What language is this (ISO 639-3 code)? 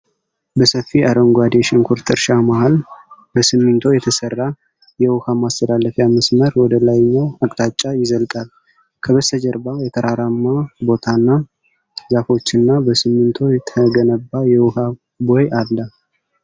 amh